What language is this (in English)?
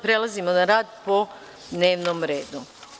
Serbian